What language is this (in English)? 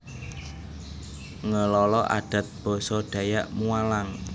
Javanese